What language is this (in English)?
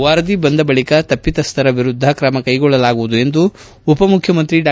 Kannada